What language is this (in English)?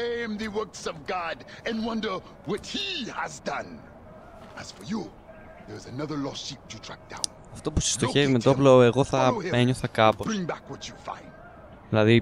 Greek